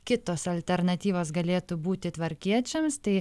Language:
Lithuanian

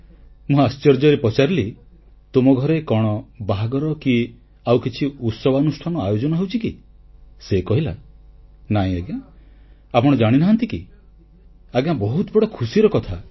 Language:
Odia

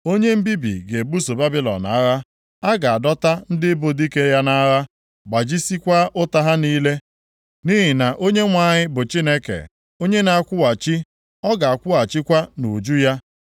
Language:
Igbo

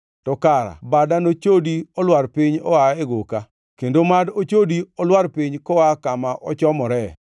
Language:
Luo (Kenya and Tanzania)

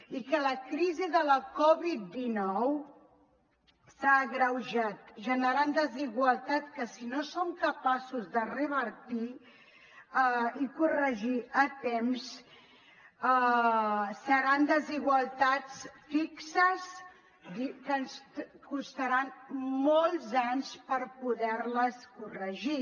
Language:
Catalan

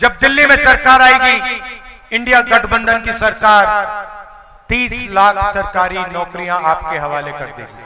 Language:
Hindi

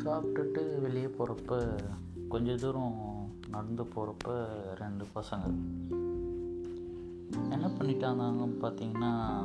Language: Tamil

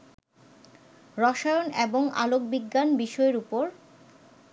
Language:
Bangla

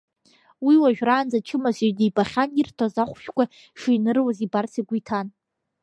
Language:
Abkhazian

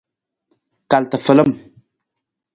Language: Nawdm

